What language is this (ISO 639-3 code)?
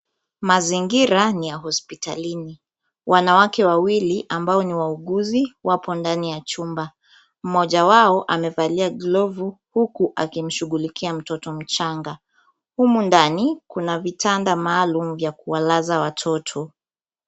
swa